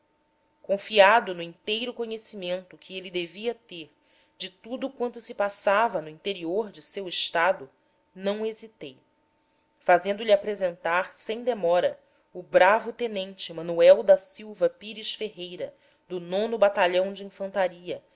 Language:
Portuguese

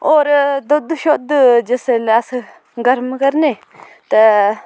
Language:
Dogri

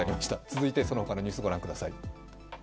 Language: Japanese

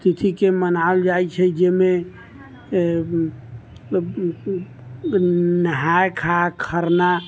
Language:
Maithili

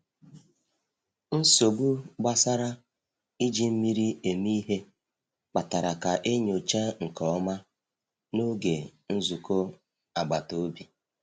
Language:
Igbo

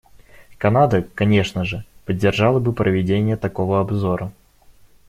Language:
Russian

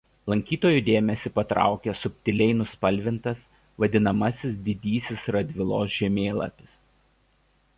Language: Lithuanian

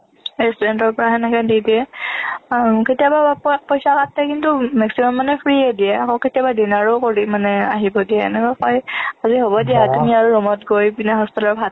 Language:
Assamese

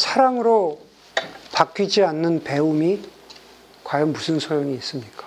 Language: Korean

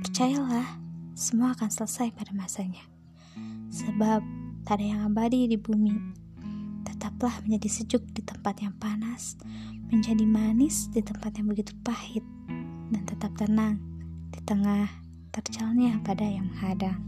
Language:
Indonesian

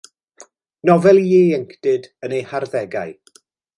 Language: Welsh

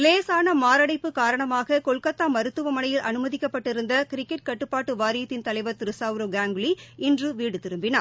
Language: Tamil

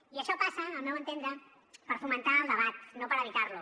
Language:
Catalan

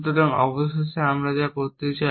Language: Bangla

